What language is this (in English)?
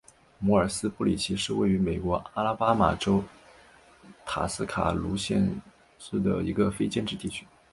Chinese